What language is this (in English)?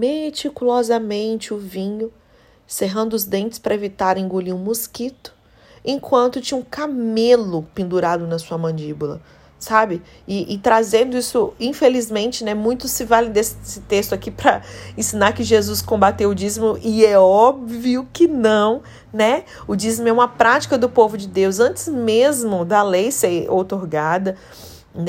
Portuguese